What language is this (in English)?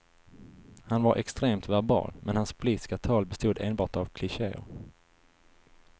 Swedish